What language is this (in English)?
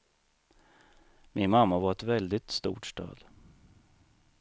Swedish